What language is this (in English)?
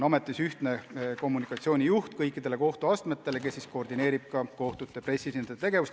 Estonian